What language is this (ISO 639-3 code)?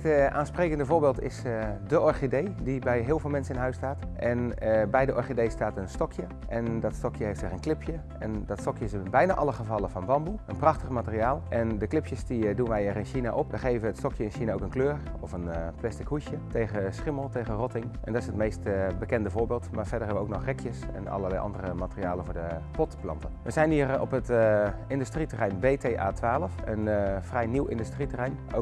nld